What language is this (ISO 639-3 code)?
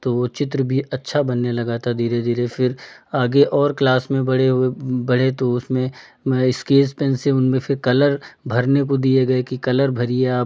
hin